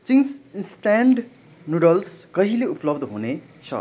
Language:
Nepali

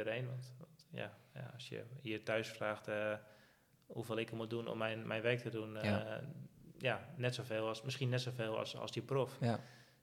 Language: Dutch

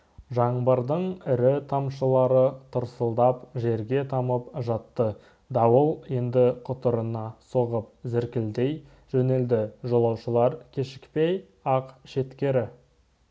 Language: Kazakh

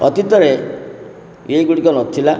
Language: Odia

